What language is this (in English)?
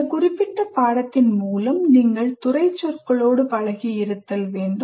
Tamil